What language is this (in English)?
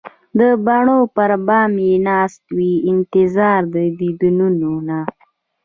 Pashto